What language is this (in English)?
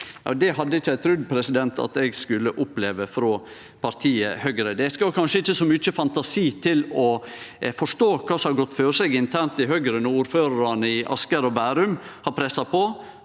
Norwegian